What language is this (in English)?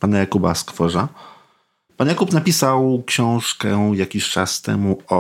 Polish